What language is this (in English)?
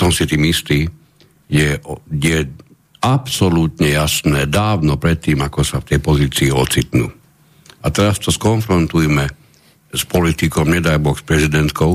Slovak